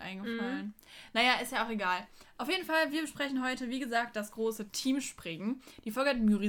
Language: German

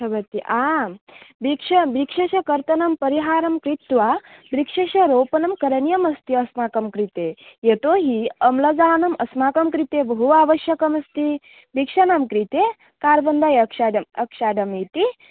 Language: Sanskrit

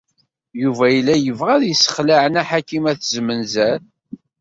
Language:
Kabyle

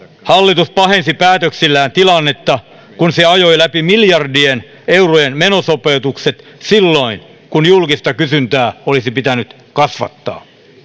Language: Finnish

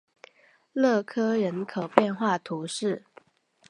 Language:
Chinese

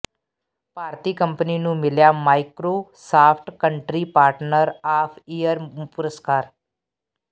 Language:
Punjabi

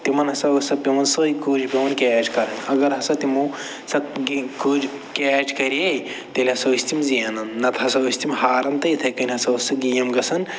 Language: Kashmiri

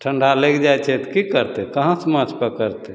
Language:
Maithili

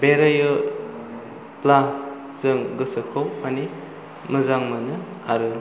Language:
Bodo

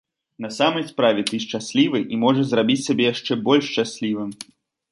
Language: Belarusian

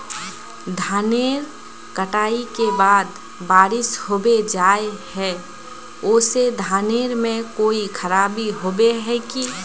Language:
Magahi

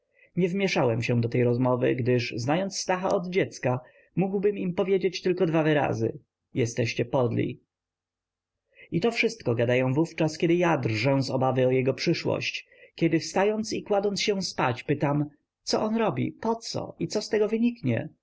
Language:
Polish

